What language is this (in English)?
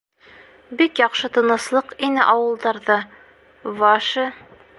Bashkir